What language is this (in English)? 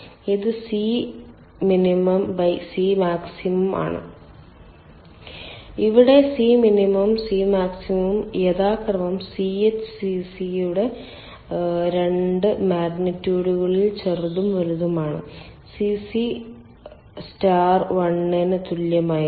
Malayalam